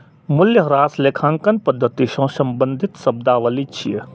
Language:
Maithili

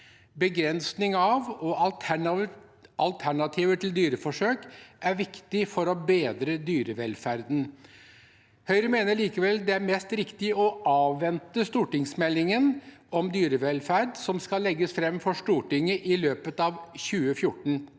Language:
Norwegian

